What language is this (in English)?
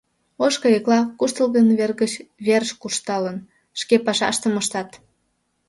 Mari